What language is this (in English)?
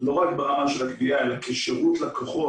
Hebrew